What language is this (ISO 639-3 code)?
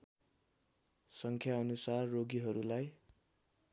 nep